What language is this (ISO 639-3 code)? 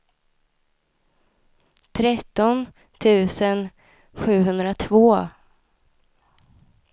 swe